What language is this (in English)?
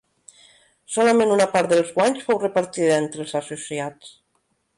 Catalan